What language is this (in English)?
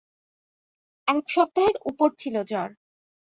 Bangla